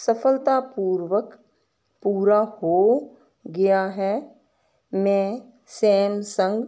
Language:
Punjabi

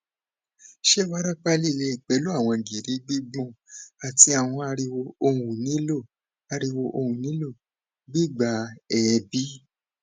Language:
Yoruba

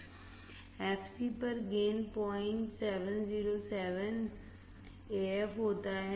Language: Hindi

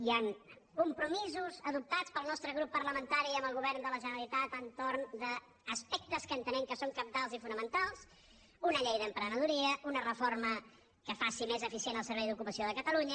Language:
Catalan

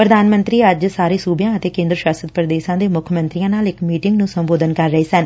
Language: Punjabi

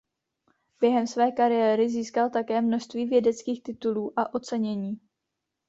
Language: Czech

